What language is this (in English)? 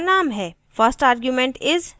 Hindi